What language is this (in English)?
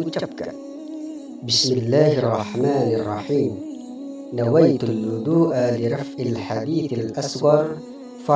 Indonesian